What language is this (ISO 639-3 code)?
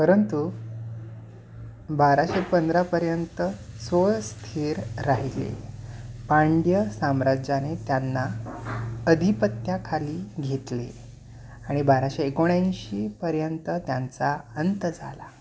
mar